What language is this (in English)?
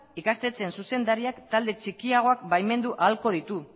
Basque